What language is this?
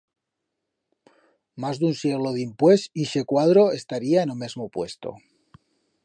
Aragonese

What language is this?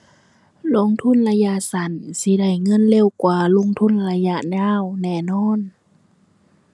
Thai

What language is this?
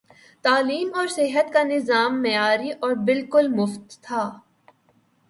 Urdu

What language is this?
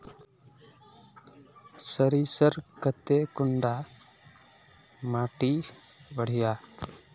Magahi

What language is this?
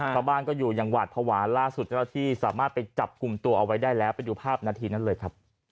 Thai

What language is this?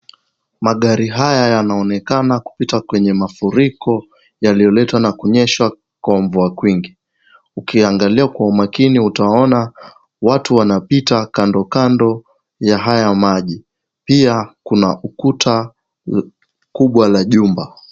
Swahili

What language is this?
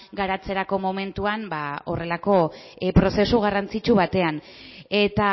Basque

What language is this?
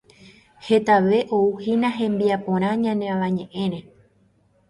Guarani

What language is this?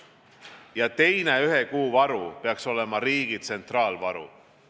Estonian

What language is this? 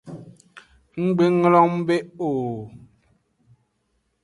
Aja (Benin)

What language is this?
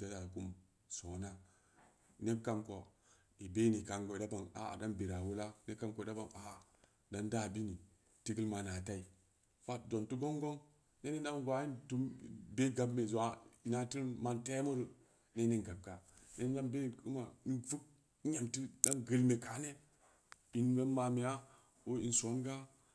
Samba Leko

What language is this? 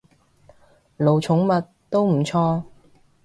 Cantonese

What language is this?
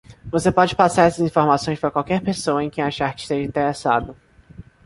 Portuguese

